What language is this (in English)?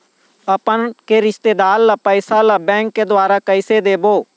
Chhattisgarhi